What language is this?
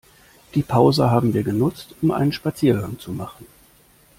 German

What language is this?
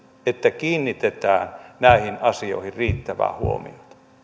Finnish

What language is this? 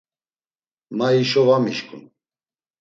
Laz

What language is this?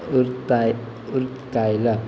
Konkani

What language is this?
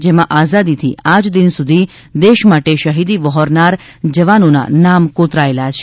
Gujarati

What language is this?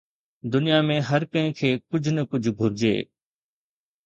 Sindhi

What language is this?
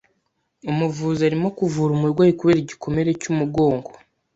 Kinyarwanda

